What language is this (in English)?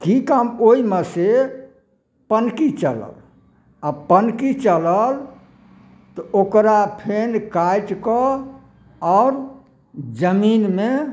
Maithili